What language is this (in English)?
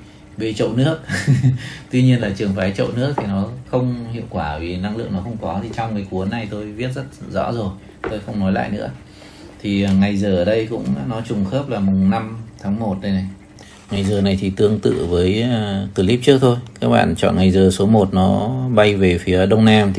Vietnamese